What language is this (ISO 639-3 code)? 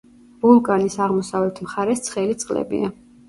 kat